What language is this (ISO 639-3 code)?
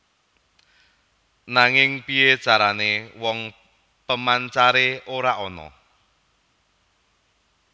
jav